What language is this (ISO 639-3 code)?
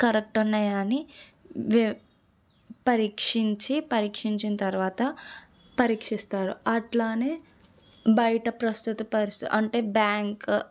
tel